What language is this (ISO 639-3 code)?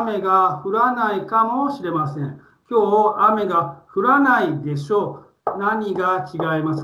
jpn